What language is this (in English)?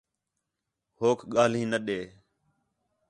Khetrani